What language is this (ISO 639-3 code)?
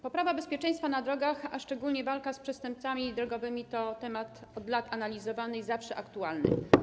pol